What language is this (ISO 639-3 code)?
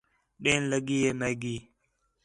xhe